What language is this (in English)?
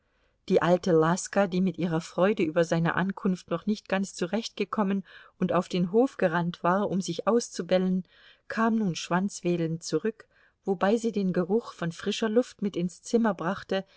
German